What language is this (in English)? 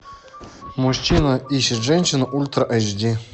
Russian